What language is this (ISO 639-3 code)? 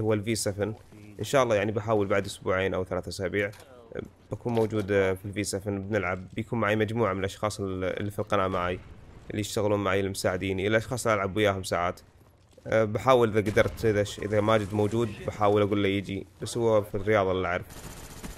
ara